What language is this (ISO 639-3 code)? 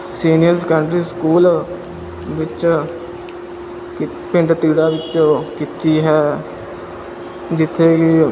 pan